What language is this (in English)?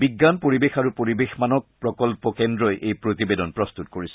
Assamese